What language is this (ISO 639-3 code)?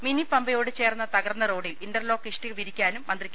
mal